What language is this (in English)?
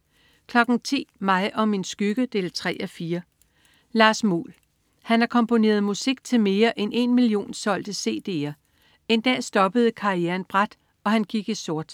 Danish